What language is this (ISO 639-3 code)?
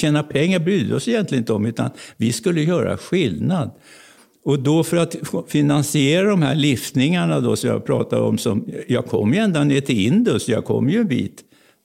swe